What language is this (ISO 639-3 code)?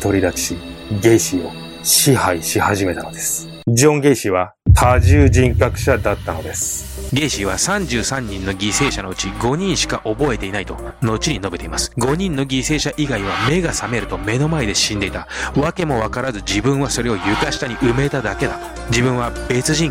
jpn